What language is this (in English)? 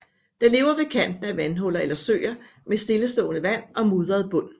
Danish